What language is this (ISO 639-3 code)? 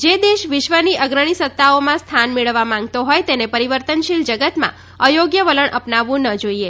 guj